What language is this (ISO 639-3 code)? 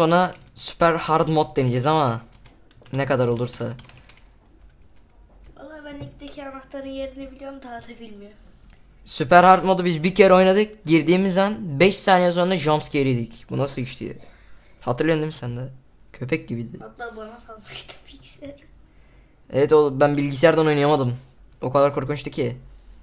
tur